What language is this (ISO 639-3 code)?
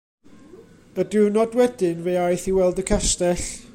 cym